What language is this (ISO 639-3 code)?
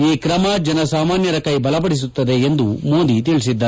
kan